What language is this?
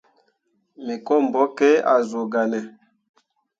Mundang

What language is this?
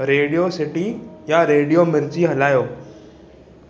Sindhi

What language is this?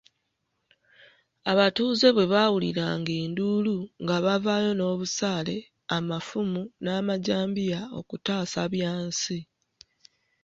Ganda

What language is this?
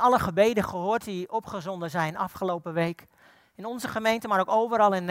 Dutch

